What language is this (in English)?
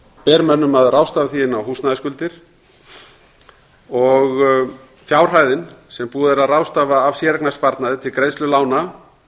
Icelandic